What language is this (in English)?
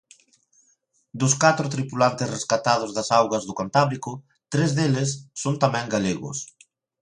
Galician